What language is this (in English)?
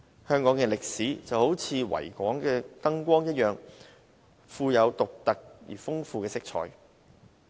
Cantonese